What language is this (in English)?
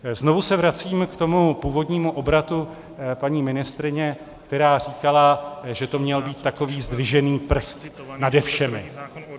Czech